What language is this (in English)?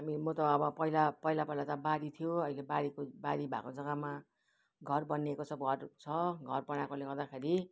Nepali